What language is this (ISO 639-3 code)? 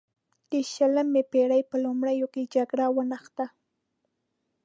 pus